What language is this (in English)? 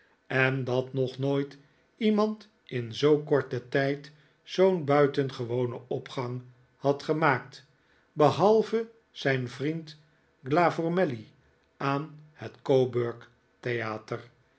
Dutch